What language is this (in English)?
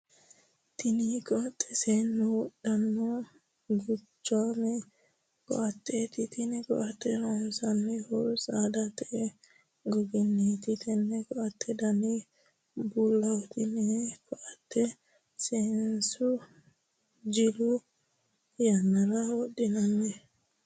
Sidamo